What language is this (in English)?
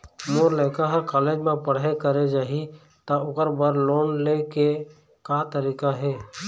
Chhattisgarhi